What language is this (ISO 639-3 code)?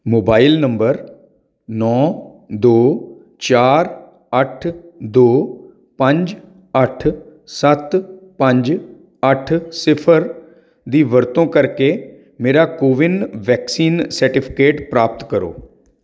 pan